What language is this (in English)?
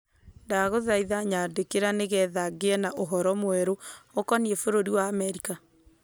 Kikuyu